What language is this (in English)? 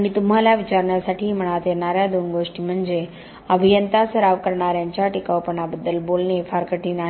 Marathi